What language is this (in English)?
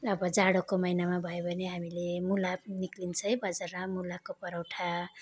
Nepali